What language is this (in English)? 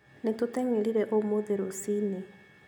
Kikuyu